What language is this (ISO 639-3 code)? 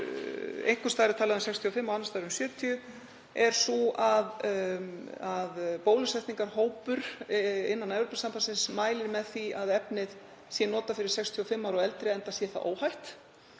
isl